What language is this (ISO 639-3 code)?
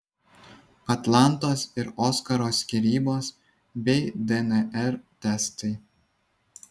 lit